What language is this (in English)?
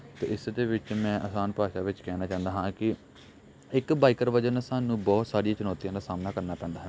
Punjabi